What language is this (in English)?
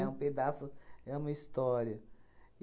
Portuguese